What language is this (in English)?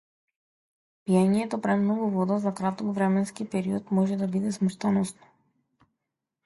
Macedonian